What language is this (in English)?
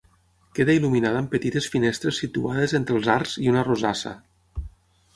Catalan